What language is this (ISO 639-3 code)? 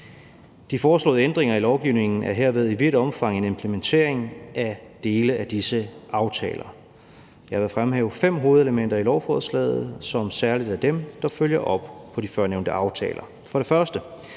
dan